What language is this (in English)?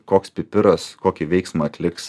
Lithuanian